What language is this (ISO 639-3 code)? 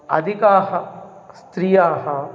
san